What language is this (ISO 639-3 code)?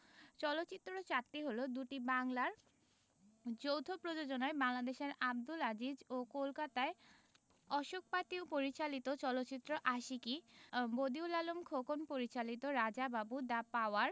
ben